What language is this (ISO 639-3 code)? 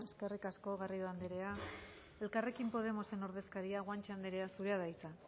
eus